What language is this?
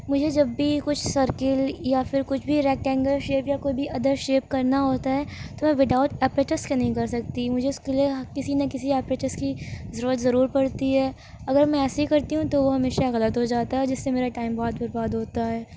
Urdu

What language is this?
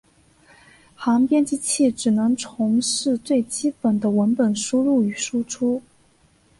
Chinese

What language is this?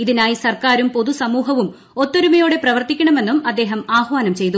Malayalam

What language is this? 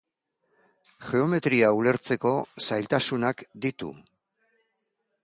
Basque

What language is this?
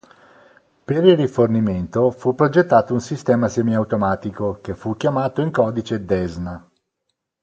Italian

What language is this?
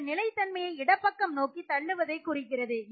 Tamil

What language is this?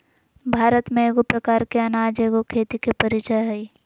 Magahi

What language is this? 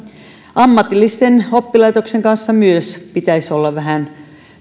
Finnish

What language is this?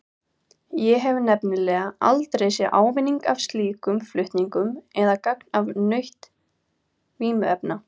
Icelandic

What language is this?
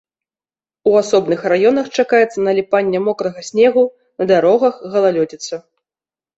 Belarusian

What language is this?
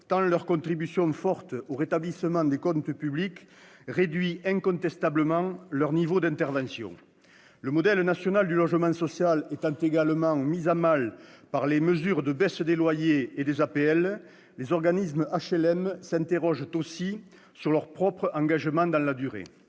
French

